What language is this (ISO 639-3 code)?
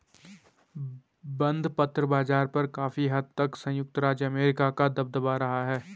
hin